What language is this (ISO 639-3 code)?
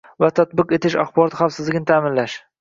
uzb